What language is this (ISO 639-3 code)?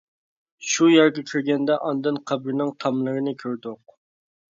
uig